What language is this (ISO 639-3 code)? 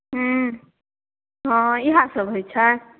mai